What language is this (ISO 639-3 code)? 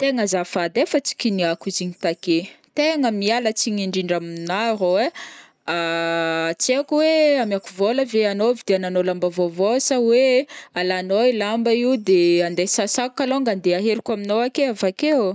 bmm